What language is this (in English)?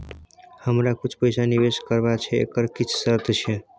Maithili